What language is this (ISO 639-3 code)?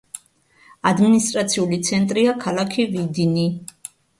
kat